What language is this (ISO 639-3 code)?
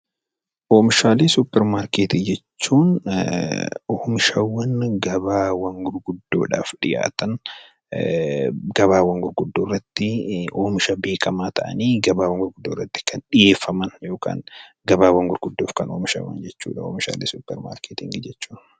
orm